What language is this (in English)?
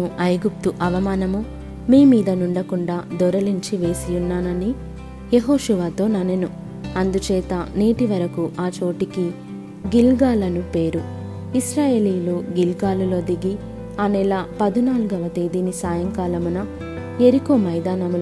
Telugu